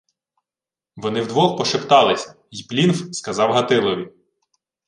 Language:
Ukrainian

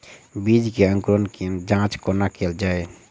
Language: Maithili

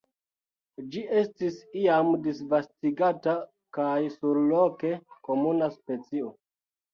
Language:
Esperanto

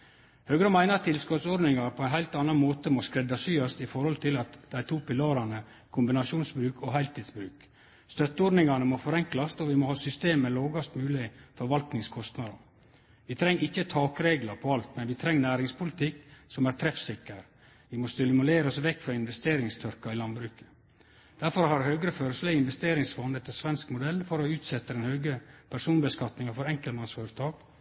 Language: Norwegian Nynorsk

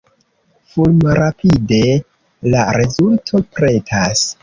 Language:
Esperanto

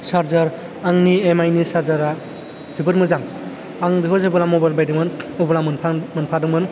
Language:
Bodo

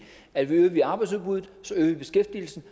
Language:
Danish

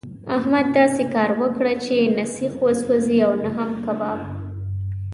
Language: Pashto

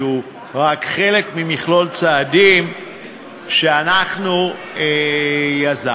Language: Hebrew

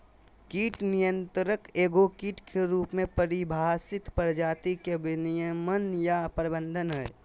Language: Magahi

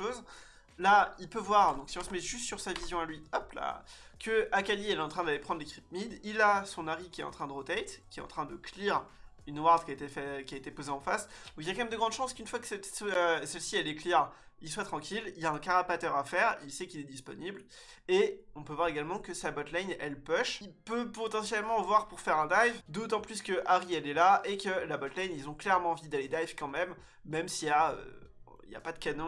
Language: French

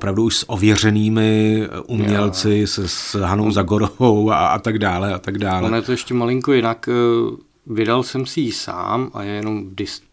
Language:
Czech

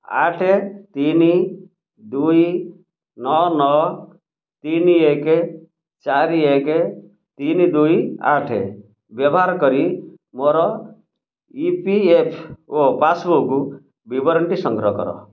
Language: Odia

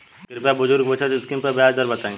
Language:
Bhojpuri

